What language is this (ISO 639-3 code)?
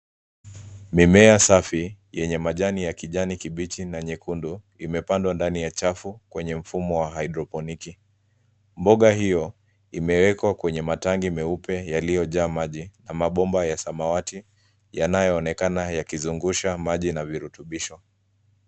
swa